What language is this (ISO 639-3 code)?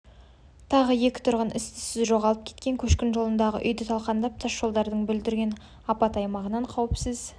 kaz